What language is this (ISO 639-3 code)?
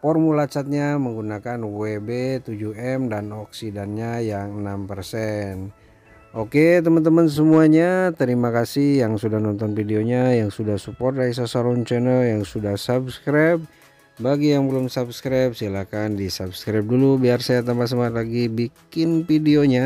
ind